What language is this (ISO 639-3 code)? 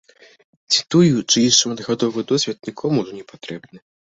bel